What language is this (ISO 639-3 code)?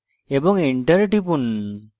ben